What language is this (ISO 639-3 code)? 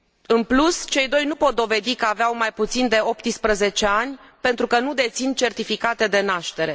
ron